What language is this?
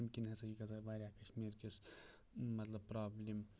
Kashmiri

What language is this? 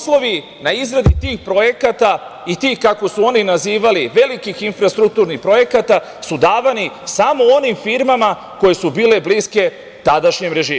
Serbian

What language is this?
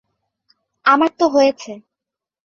Bangla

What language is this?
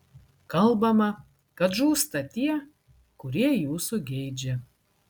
Lithuanian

